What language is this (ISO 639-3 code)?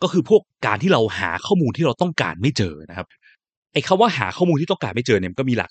tha